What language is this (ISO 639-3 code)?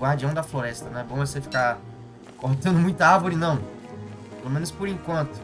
por